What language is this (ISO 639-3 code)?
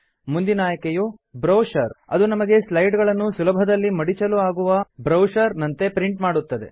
kan